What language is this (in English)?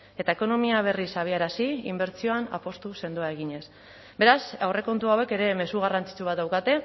Basque